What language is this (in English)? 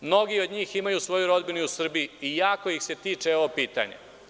Serbian